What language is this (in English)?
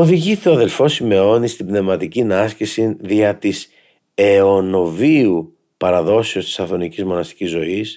Greek